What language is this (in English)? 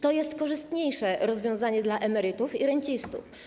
Polish